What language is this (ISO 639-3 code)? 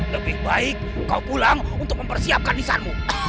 ind